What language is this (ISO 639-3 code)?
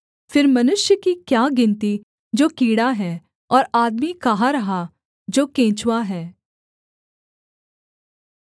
hin